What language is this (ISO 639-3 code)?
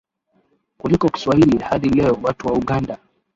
swa